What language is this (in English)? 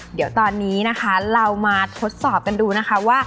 Thai